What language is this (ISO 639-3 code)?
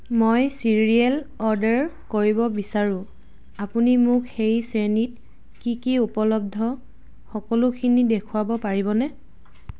asm